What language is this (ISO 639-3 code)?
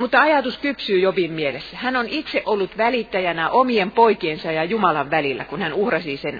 fin